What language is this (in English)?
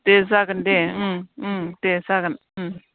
Bodo